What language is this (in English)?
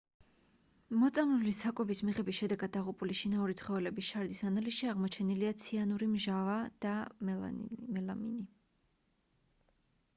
Georgian